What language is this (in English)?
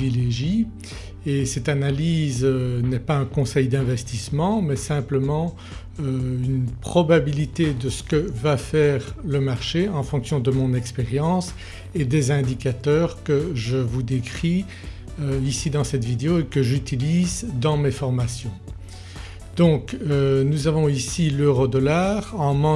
French